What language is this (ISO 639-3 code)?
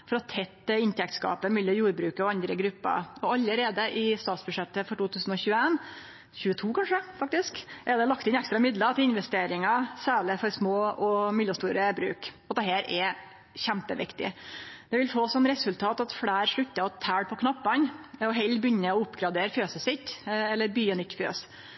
nno